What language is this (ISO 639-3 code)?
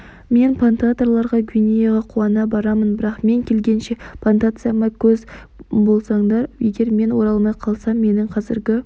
kaz